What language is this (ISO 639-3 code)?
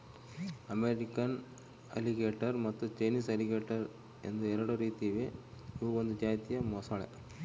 kan